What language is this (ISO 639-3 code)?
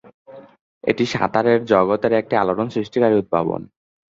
ben